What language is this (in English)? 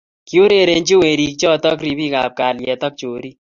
Kalenjin